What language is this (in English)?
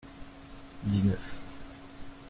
French